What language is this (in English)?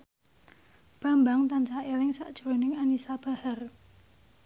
Javanese